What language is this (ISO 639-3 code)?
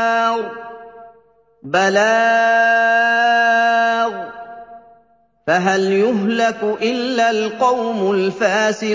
ara